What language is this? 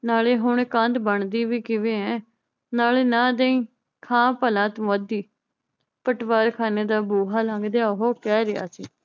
Punjabi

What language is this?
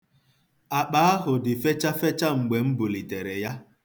Igbo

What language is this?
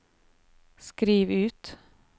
Norwegian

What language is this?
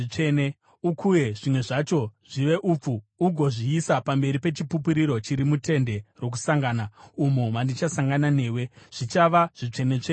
Shona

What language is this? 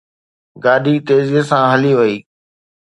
Sindhi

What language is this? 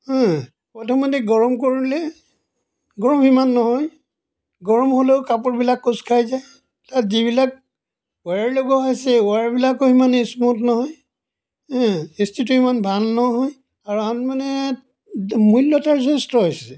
Assamese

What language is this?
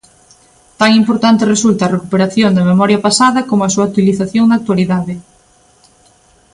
Galician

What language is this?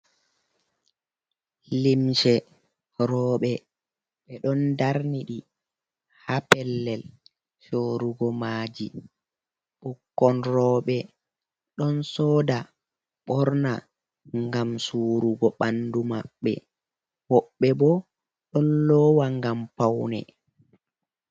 Fula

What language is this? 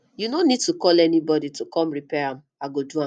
Nigerian Pidgin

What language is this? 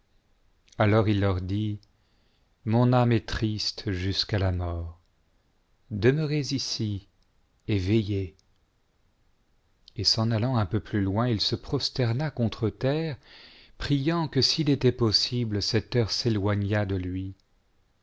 French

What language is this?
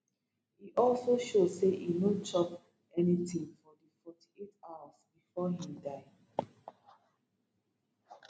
Nigerian Pidgin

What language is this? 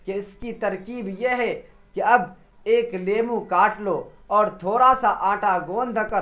Urdu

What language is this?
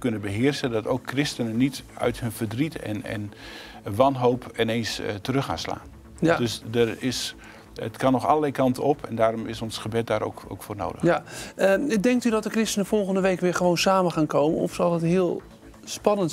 Dutch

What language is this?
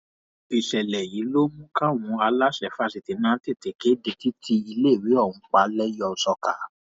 Yoruba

